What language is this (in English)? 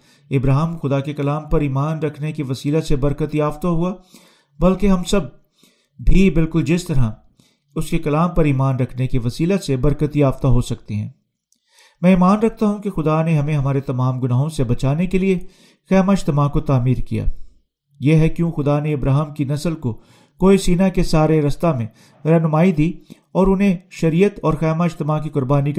Urdu